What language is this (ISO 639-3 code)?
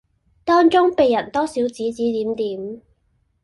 yue